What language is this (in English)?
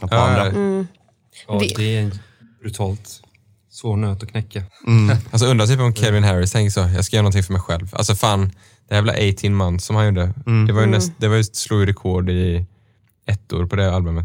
Swedish